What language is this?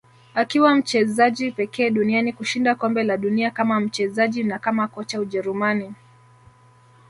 Swahili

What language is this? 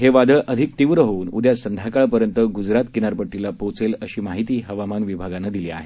Marathi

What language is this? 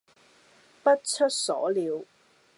Cantonese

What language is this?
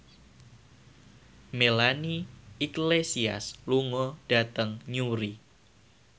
Javanese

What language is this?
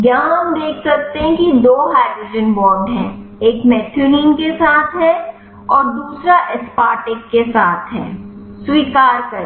Hindi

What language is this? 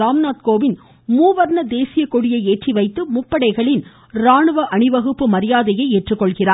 Tamil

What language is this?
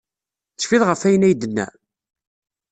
Kabyle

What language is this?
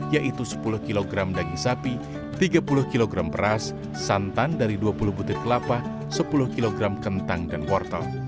Indonesian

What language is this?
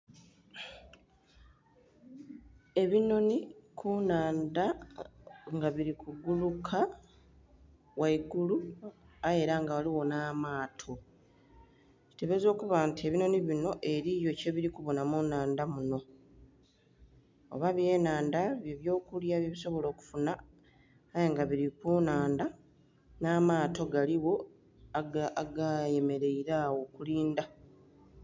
Soga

